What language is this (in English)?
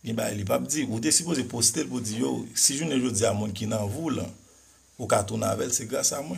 French